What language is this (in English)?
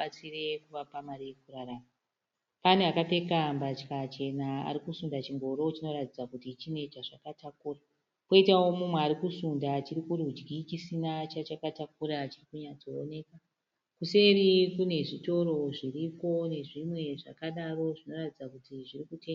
Shona